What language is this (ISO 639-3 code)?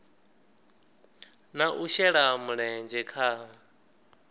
ven